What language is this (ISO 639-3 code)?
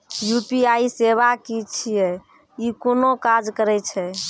mai